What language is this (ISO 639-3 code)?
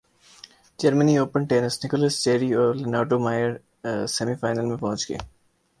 urd